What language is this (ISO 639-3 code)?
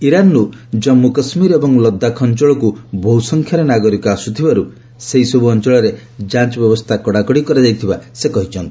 ori